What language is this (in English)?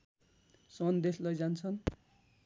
Nepali